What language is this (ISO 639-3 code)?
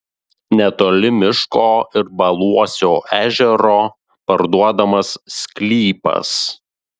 lit